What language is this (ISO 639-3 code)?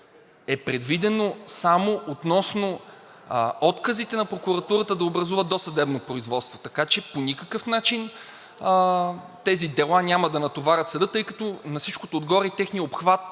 bul